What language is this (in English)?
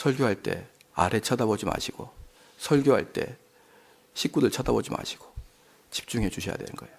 Korean